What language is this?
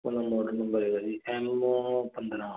Punjabi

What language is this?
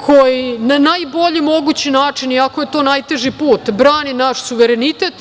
Serbian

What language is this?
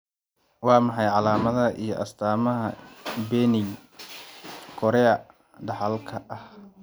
Somali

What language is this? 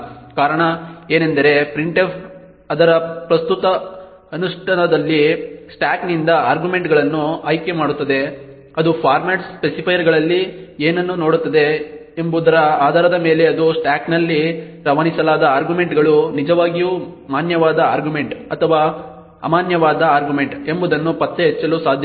Kannada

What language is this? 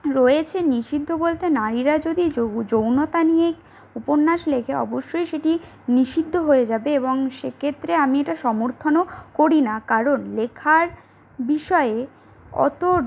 Bangla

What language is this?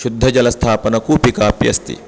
Sanskrit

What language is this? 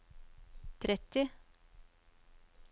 Norwegian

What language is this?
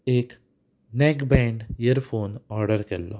Konkani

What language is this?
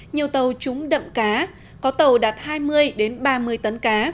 Vietnamese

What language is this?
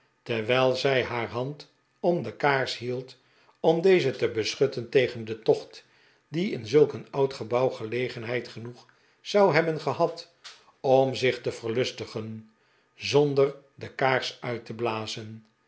Dutch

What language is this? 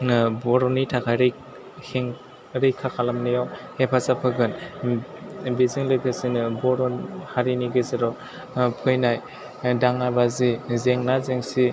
Bodo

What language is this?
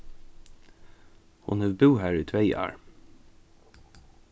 Faroese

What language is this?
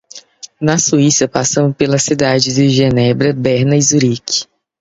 Portuguese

